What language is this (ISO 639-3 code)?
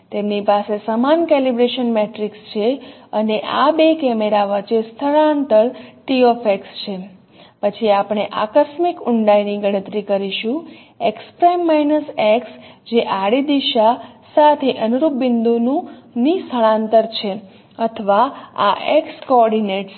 guj